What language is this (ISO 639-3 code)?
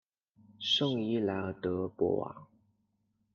zho